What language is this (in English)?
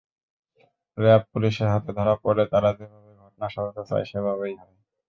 Bangla